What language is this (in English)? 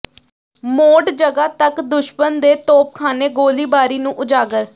Punjabi